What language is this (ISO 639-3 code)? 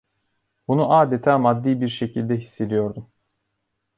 tur